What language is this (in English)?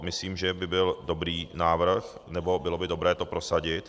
Czech